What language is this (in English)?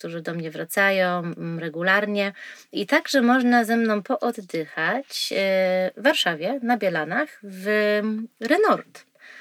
Polish